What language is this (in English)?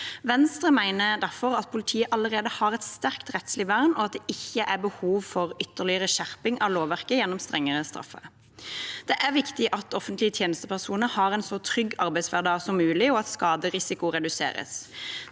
Norwegian